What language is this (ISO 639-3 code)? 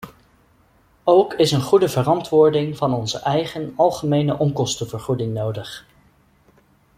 nld